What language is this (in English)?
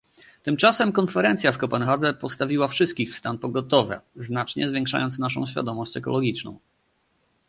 Polish